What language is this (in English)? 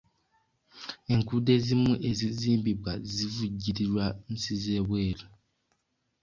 Ganda